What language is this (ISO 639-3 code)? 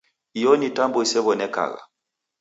dav